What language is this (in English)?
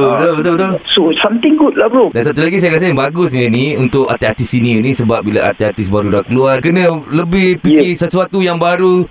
Malay